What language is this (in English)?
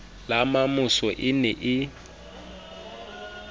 Southern Sotho